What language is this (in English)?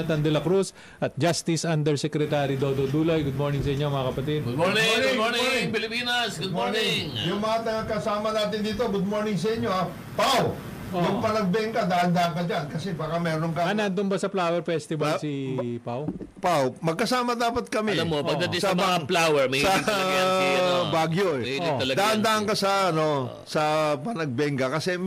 Filipino